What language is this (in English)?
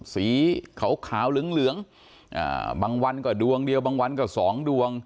Thai